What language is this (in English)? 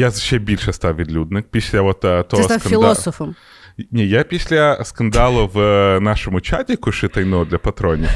Ukrainian